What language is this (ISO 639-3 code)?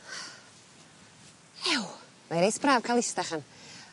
cym